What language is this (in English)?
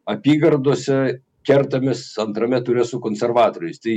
Lithuanian